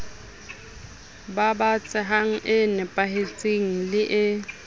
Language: Southern Sotho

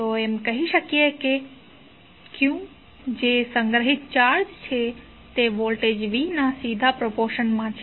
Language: Gujarati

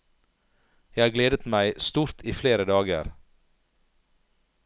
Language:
Norwegian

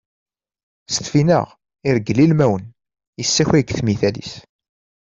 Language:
Kabyle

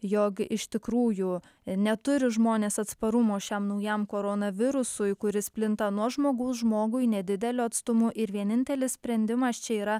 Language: Lithuanian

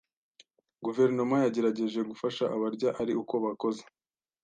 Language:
Kinyarwanda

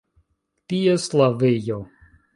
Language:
Esperanto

